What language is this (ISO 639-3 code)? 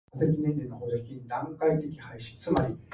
eng